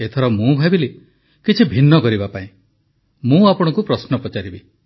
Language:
Odia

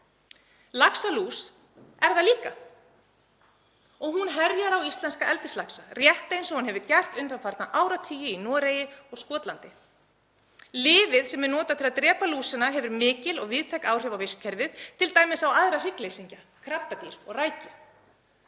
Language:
Icelandic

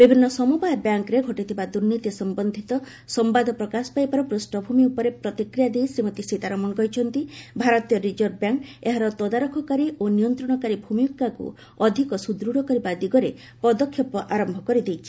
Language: Odia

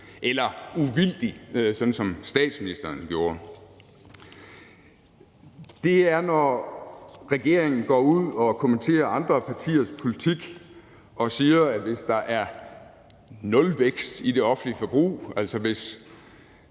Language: Danish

